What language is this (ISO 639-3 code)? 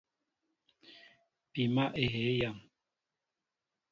mbo